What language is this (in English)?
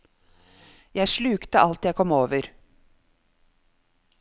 Norwegian